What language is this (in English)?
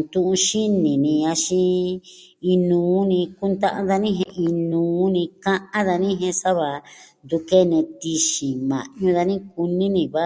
Southwestern Tlaxiaco Mixtec